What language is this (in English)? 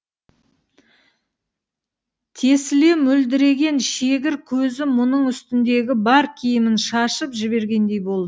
Kazakh